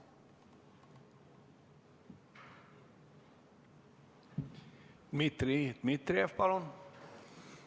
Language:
Estonian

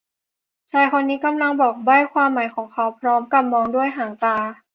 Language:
Thai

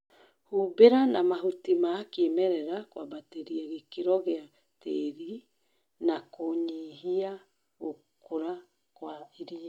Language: Kikuyu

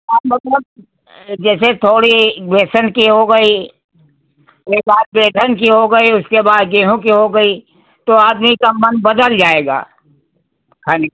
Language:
Hindi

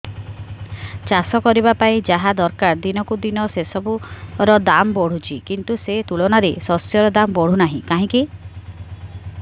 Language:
Odia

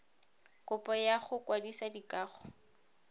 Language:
Tswana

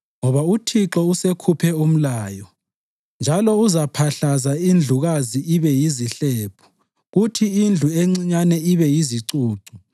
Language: North Ndebele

